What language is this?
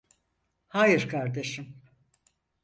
Turkish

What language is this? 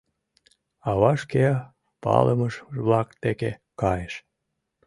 Mari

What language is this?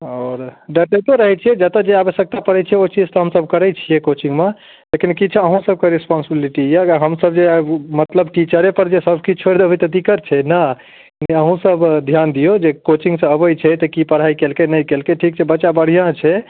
Maithili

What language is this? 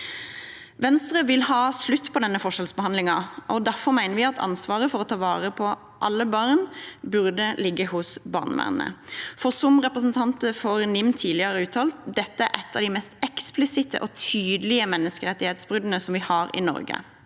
Norwegian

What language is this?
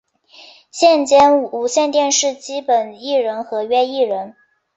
Chinese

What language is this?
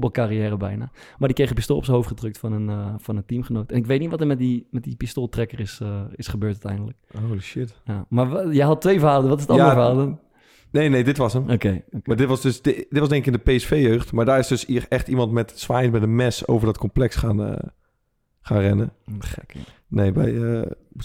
Dutch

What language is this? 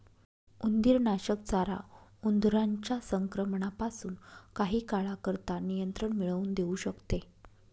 Marathi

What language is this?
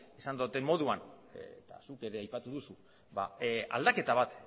Basque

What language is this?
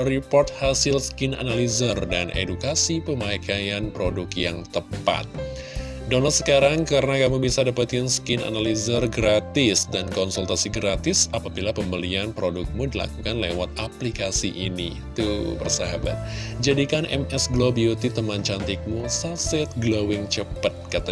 Indonesian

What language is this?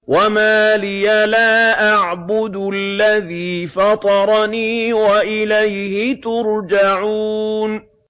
Arabic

